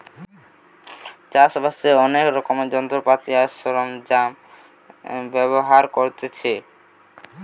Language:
Bangla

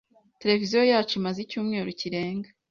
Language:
Kinyarwanda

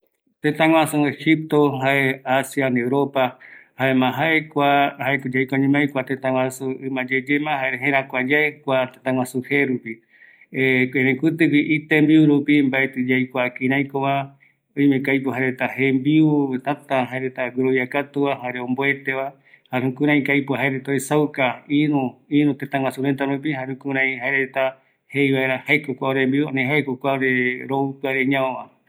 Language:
Eastern Bolivian Guaraní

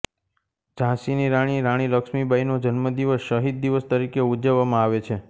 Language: Gujarati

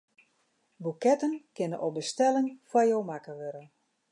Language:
Western Frisian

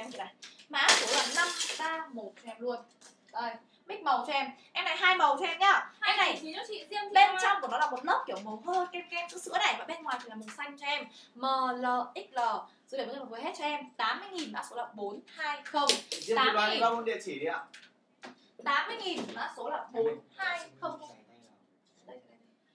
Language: Vietnamese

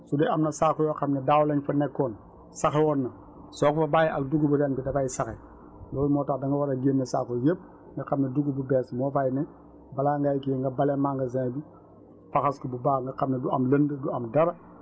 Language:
Wolof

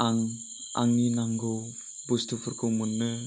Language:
Bodo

